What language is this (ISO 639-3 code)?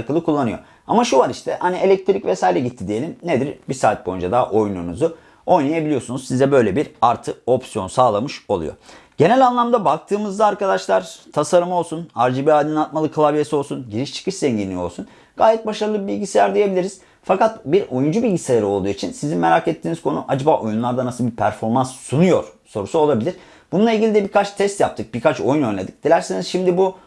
tur